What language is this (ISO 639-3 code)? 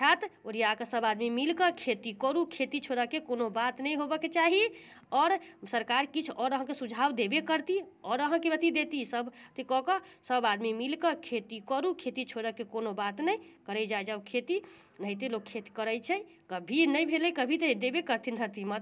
mai